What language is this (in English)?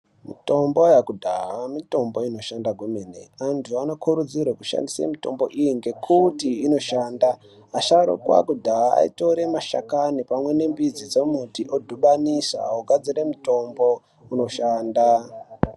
Ndau